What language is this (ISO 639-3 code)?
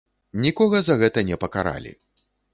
bel